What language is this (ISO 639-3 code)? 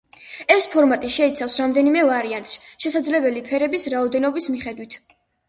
kat